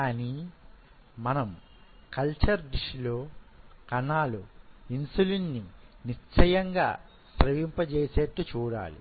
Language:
Telugu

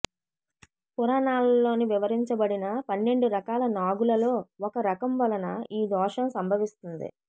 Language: Telugu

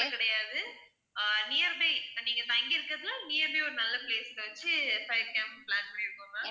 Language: Tamil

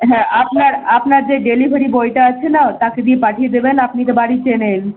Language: Bangla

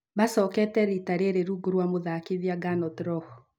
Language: Kikuyu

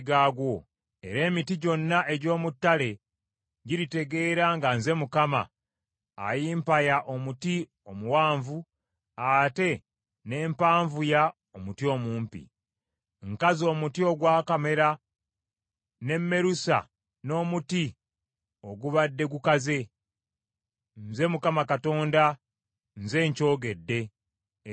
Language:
Ganda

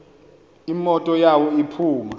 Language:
Xhosa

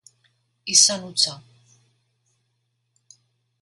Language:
Basque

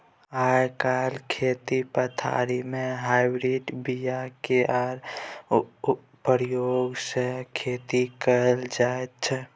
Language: Maithili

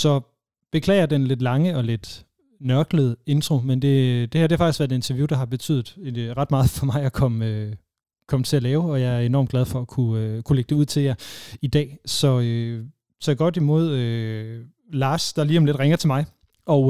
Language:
Danish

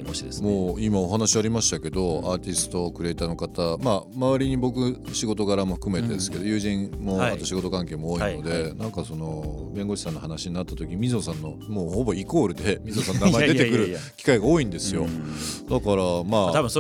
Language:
Japanese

